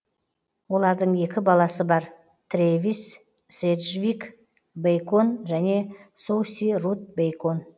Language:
Kazakh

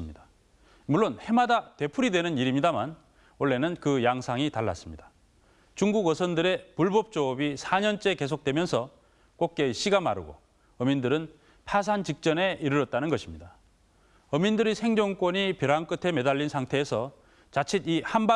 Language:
Korean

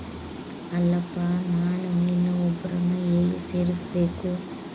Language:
Kannada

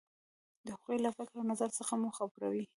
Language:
Pashto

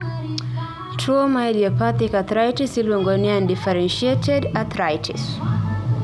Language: Luo (Kenya and Tanzania)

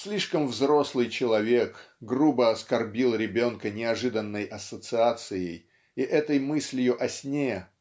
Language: Russian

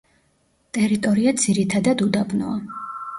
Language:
Georgian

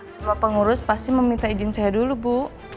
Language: Indonesian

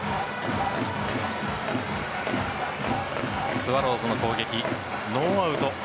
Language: Japanese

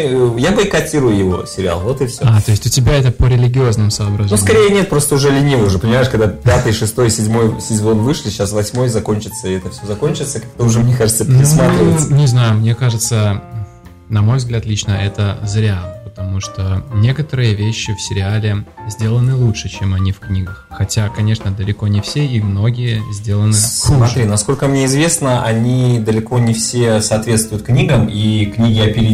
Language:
Russian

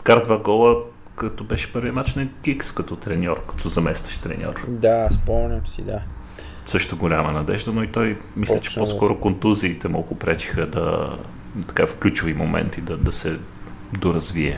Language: Bulgarian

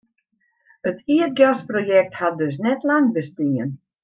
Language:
Western Frisian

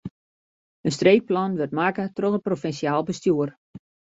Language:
Western Frisian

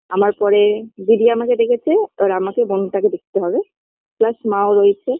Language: Bangla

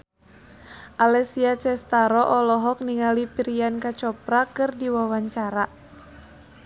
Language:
Sundanese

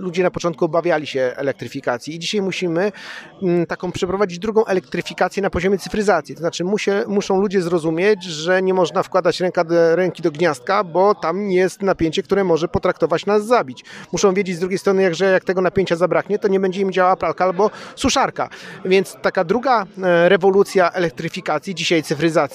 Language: Polish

